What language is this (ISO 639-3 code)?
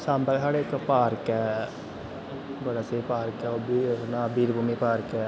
doi